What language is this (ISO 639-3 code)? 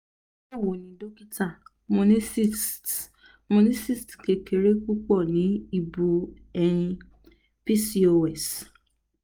yor